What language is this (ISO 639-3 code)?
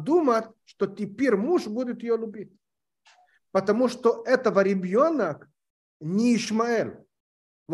rus